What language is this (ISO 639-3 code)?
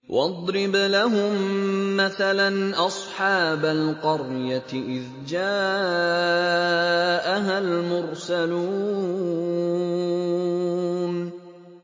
ara